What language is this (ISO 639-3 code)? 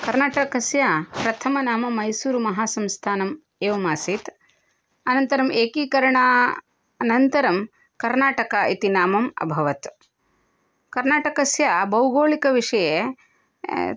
san